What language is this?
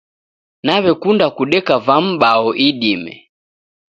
Taita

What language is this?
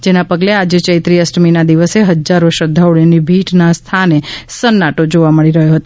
Gujarati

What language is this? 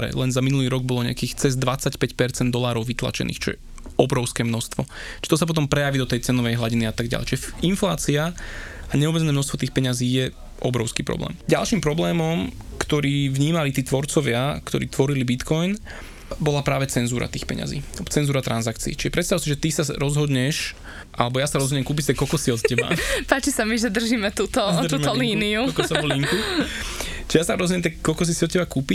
Slovak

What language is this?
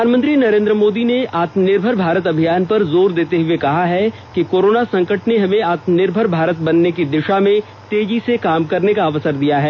Hindi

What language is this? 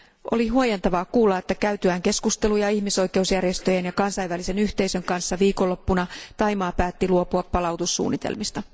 Finnish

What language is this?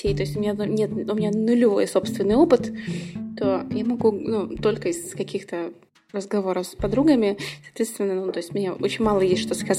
Russian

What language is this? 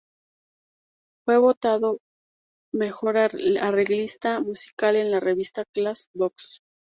Spanish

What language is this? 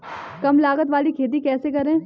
Hindi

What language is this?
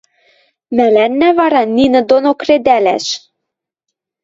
Western Mari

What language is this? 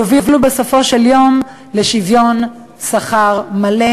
Hebrew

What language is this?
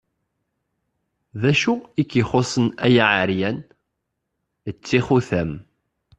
Kabyle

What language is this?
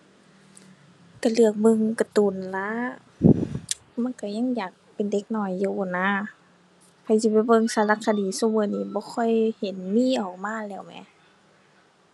Thai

